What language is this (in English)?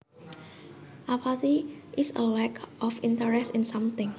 Javanese